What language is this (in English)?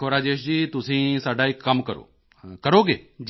Punjabi